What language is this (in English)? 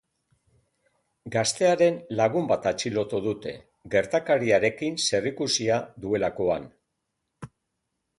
Basque